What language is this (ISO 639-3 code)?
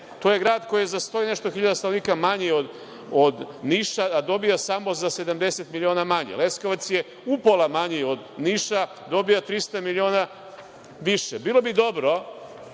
srp